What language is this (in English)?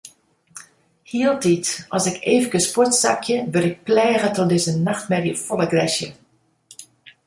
Western Frisian